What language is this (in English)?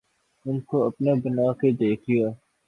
Urdu